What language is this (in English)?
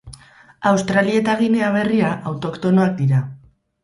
Basque